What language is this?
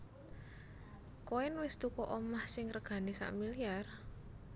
Javanese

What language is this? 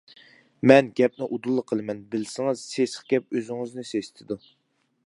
Uyghur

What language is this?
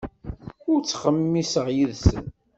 Kabyle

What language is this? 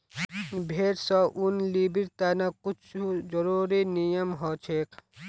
Magahi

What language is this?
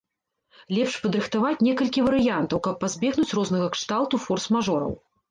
Belarusian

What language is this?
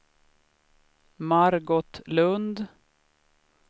Swedish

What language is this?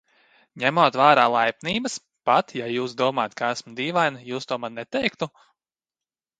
Latvian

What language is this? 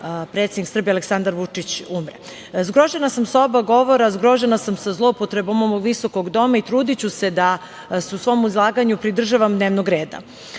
Serbian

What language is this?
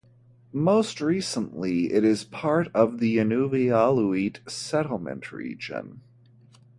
English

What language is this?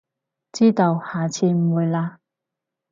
Cantonese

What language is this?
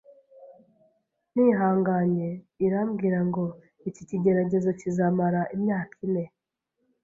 Kinyarwanda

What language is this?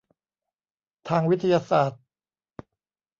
Thai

